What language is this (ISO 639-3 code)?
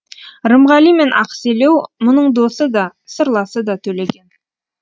kaz